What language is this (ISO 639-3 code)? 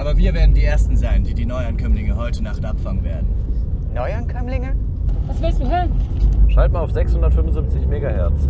deu